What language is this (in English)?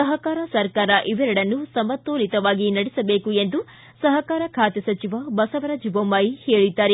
Kannada